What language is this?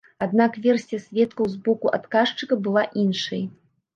Belarusian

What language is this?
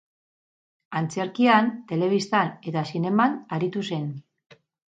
Basque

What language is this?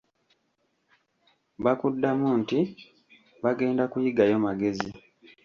Ganda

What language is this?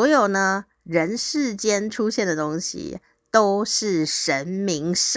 Chinese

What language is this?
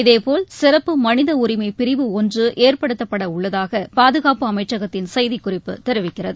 Tamil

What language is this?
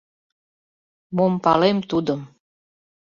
Mari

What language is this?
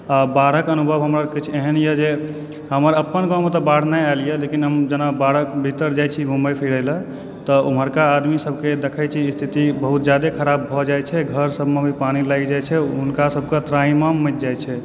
Maithili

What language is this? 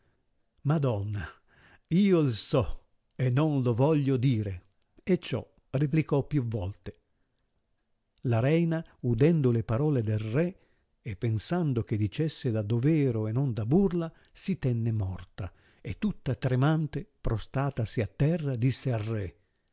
Italian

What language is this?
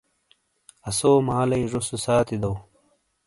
Shina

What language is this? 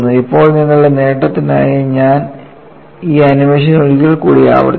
Malayalam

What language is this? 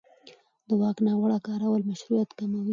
Pashto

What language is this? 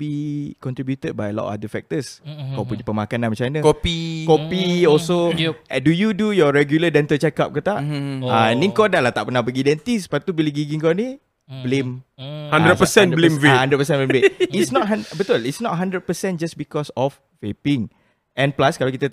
Malay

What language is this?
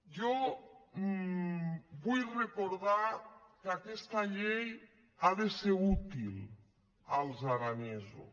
Catalan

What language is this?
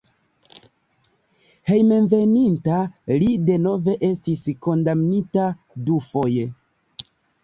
Esperanto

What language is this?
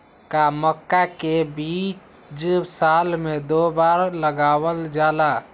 Magahi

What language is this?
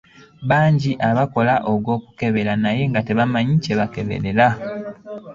Ganda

